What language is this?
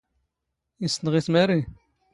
Standard Moroccan Tamazight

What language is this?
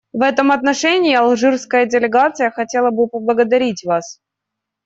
Russian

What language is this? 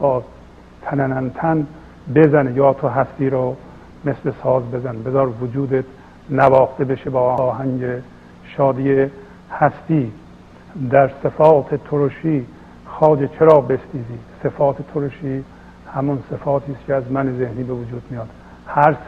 Persian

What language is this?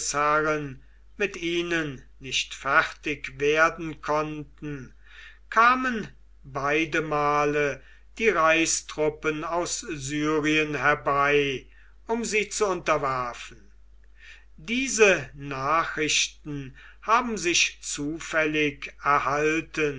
German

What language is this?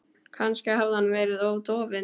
Icelandic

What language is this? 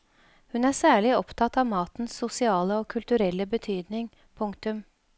Norwegian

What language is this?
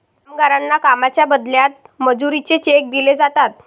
Marathi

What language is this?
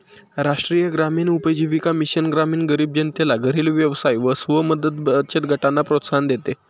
Marathi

